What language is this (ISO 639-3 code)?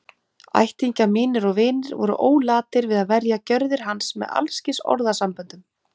isl